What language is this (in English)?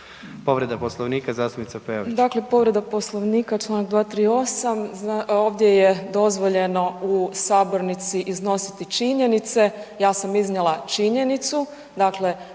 Croatian